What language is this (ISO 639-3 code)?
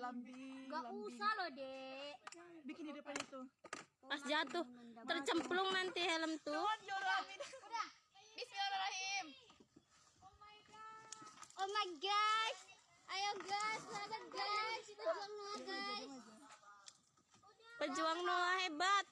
ind